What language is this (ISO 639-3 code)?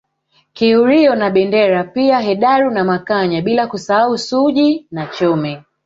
swa